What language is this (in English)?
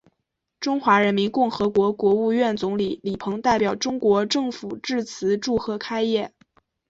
Chinese